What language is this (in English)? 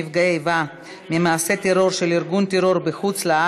Hebrew